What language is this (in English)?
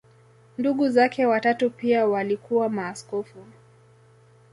Swahili